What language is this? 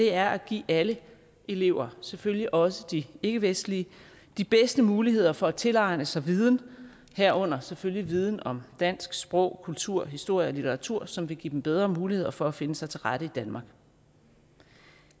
Danish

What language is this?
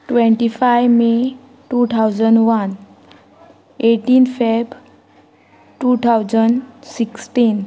Konkani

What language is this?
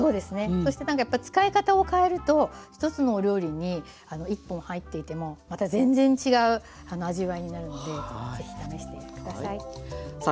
Japanese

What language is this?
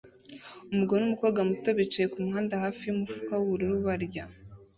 Kinyarwanda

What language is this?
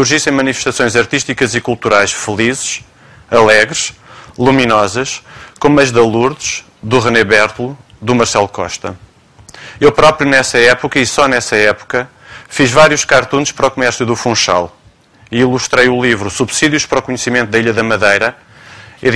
Portuguese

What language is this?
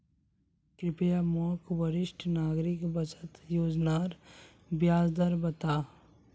Magahi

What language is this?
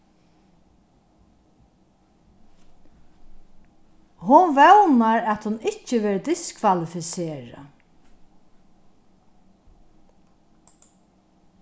Faroese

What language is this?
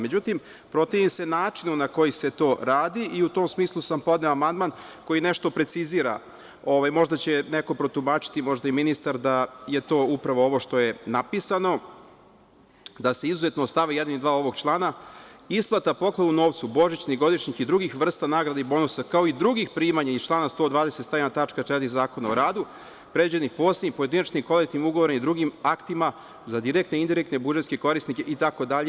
Serbian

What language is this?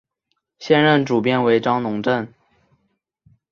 Chinese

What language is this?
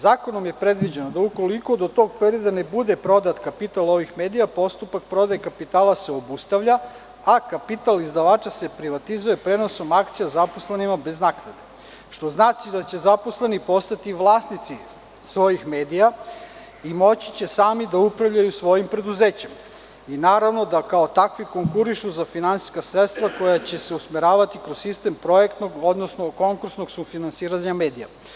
Serbian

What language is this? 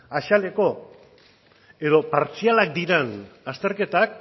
Basque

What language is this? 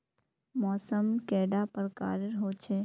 Magahi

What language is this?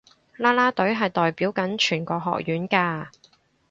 Cantonese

